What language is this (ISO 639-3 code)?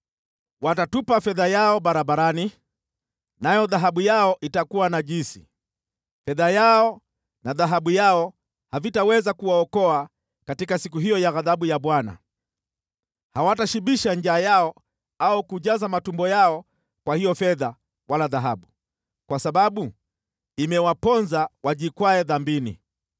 swa